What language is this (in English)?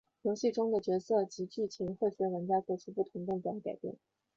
Chinese